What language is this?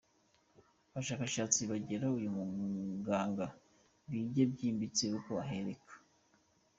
Kinyarwanda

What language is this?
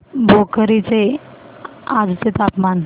Marathi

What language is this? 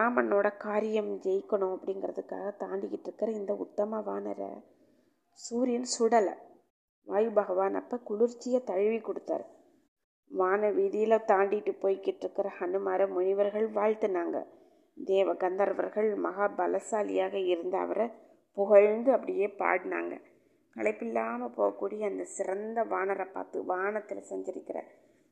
Tamil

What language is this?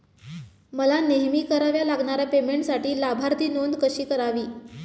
Marathi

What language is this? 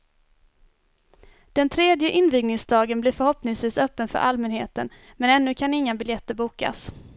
Swedish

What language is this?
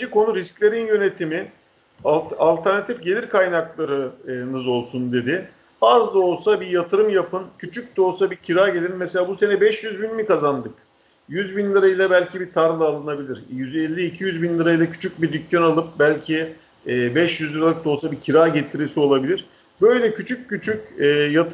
Turkish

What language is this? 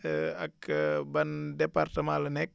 Wolof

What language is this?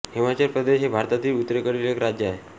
Marathi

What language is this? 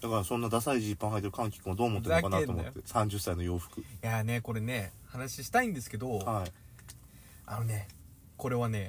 Japanese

